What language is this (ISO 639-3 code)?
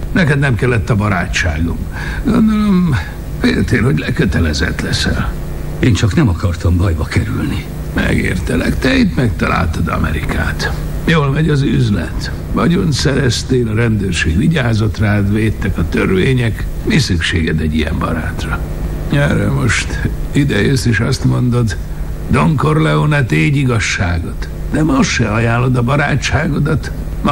hun